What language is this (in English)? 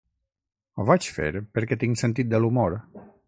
Catalan